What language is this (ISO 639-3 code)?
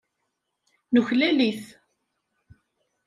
kab